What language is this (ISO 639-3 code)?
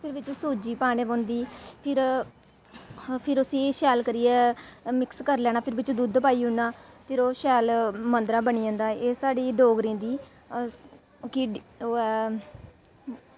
doi